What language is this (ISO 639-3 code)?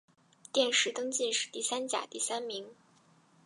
zho